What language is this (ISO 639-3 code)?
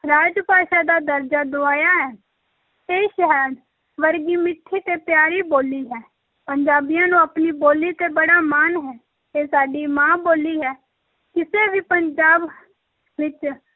pan